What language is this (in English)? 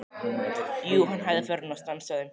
Icelandic